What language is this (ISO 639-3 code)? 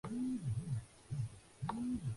urd